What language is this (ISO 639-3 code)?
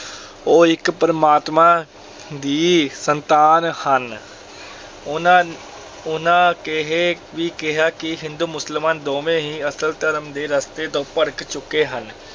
pan